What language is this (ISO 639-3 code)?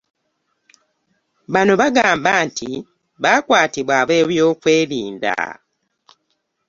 lug